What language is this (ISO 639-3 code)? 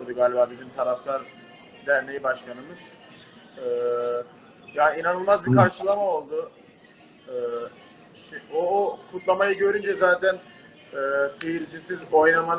tur